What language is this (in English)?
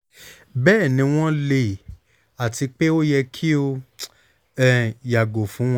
Yoruba